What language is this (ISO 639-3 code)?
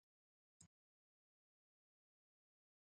quy